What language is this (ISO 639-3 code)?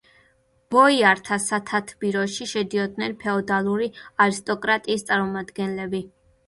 kat